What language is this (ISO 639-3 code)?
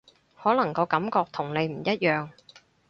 yue